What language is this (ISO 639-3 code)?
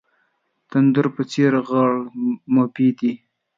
pus